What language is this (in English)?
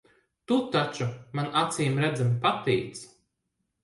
Latvian